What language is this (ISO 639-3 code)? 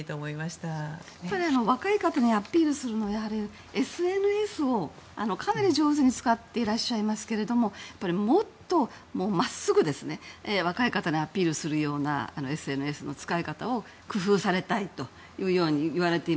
jpn